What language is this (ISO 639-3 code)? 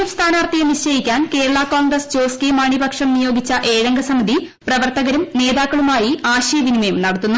mal